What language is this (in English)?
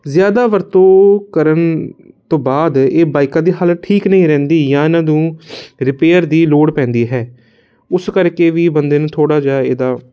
Punjabi